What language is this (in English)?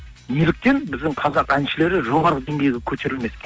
Kazakh